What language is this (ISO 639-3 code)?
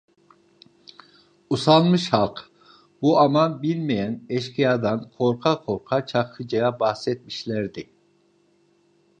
tur